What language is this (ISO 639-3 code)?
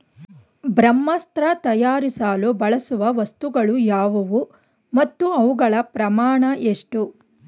kan